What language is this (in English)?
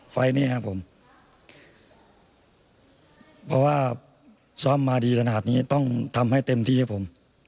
Thai